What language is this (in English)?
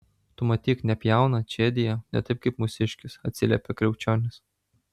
Lithuanian